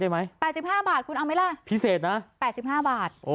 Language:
Thai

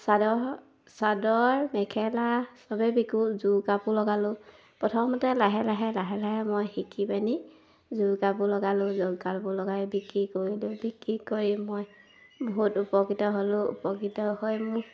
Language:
Assamese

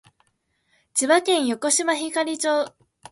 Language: Japanese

